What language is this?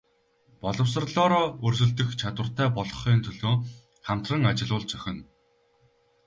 Mongolian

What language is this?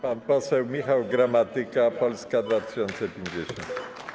Polish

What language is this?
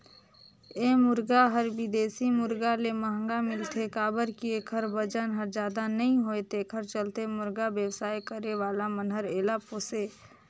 Chhattisgarhi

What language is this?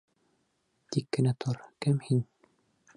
Bashkir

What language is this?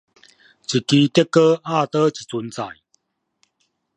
Min Nan Chinese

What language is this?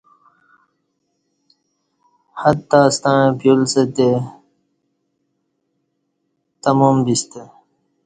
Kati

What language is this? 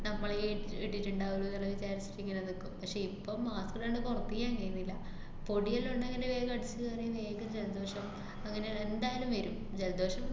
Malayalam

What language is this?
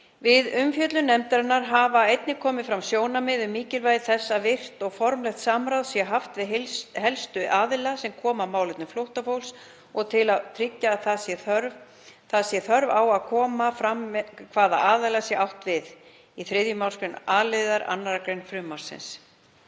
Icelandic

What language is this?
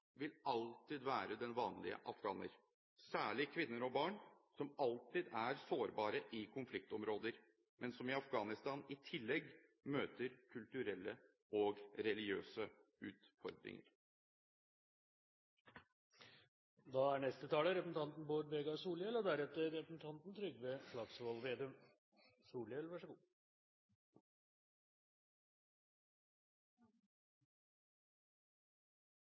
Norwegian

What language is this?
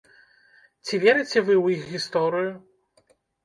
Belarusian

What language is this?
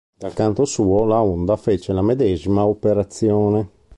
Italian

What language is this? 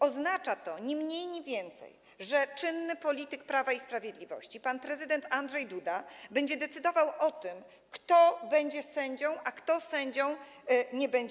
Polish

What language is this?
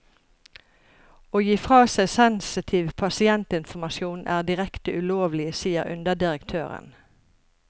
Norwegian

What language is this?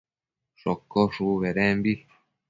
Matsés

